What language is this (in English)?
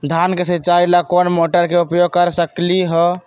Magahi